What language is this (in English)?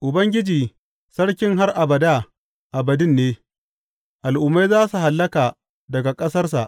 Hausa